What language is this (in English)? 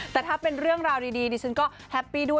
Thai